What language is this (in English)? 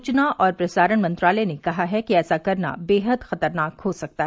Hindi